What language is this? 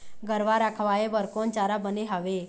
Chhattisgarhi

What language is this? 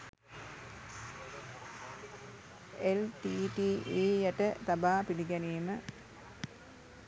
Sinhala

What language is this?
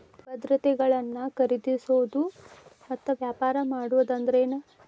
Kannada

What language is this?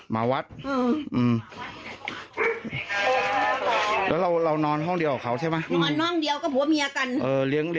Thai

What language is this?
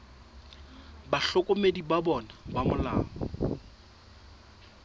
Southern Sotho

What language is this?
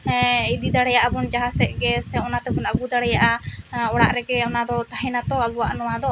Santali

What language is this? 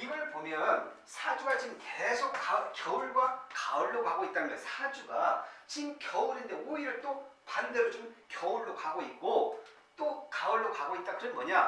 Korean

